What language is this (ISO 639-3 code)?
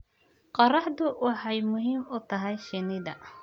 som